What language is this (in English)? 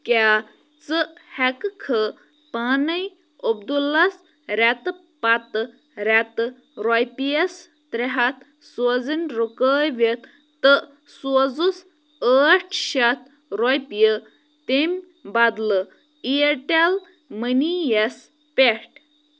Kashmiri